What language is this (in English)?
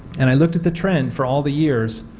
English